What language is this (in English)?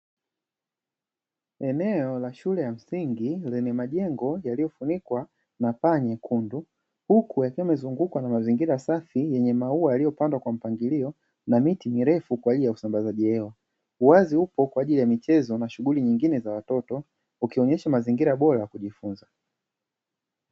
Swahili